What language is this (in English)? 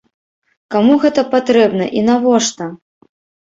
Belarusian